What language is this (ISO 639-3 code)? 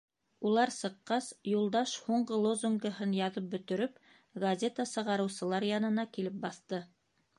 bak